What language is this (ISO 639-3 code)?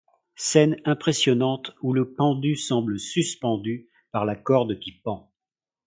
fra